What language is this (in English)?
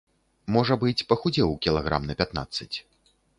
Belarusian